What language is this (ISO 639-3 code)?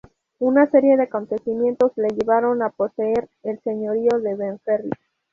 spa